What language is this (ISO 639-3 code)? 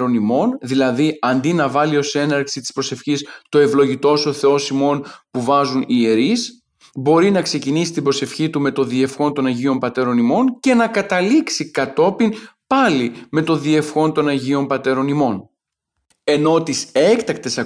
ell